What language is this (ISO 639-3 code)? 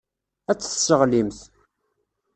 kab